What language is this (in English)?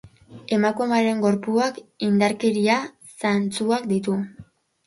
Basque